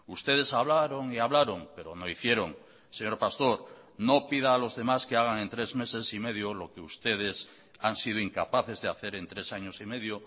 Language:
Spanish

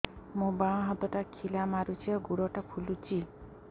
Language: Odia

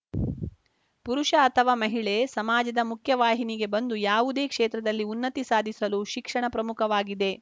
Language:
Kannada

